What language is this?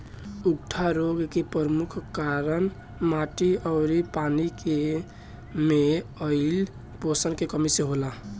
Bhojpuri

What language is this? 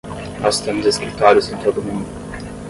Portuguese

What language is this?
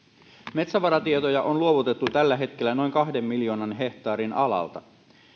Finnish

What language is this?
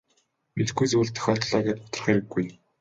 Mongolian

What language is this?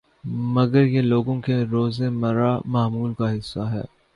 Urdu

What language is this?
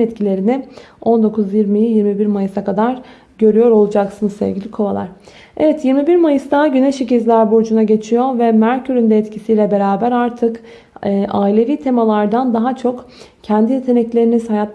Turkish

